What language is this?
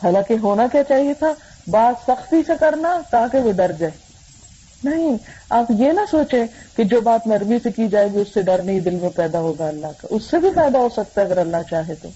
Urdu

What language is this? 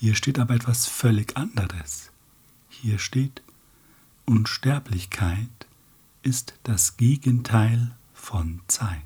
German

